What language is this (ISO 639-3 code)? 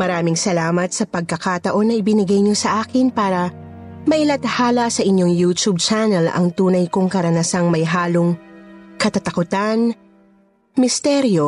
fil